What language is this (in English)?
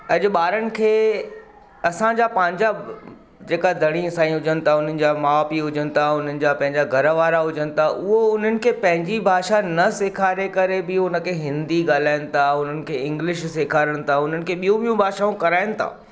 Sindhi